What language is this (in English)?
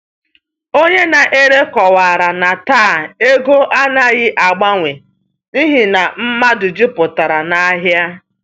Igbo